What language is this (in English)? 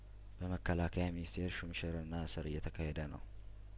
Amharic